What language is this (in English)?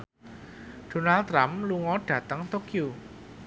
Javanese